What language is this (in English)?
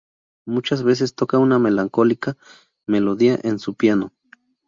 Spanish